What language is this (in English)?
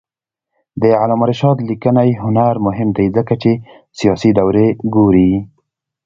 Pashto